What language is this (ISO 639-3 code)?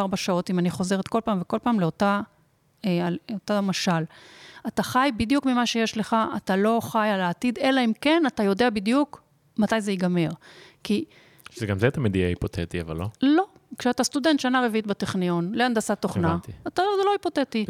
heb